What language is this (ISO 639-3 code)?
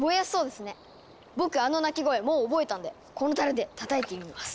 jpn